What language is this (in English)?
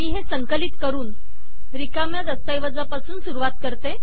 Marathi